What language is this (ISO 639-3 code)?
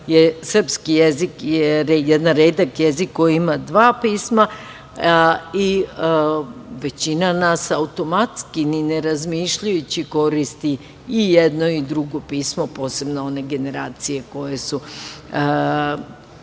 srp